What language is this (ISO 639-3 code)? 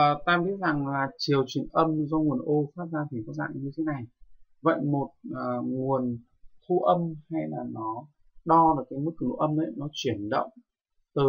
vie